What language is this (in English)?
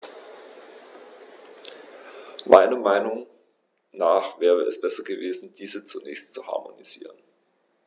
German